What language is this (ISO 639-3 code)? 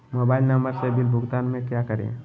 mag